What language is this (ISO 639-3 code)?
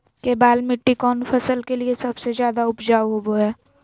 mag